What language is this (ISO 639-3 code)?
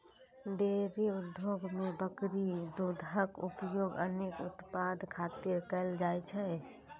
mai